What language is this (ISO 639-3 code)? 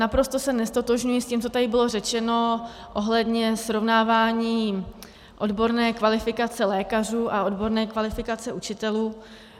ces